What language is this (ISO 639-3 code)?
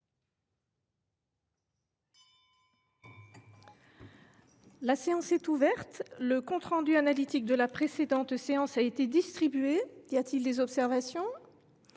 fra